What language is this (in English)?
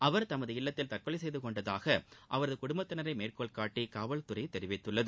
Tamil